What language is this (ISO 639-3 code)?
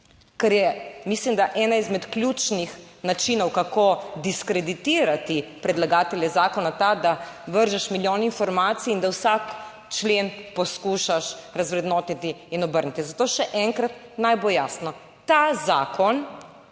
slv